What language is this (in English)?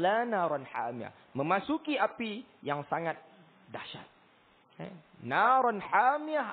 Malay